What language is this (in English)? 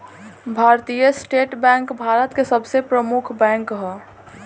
Bhojpuri